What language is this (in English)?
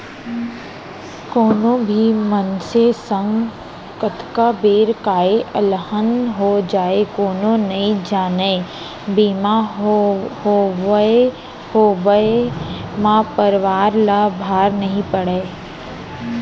Chhattisgarhi